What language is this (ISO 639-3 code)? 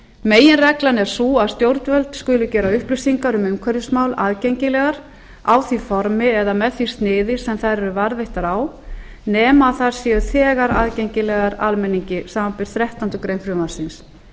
isl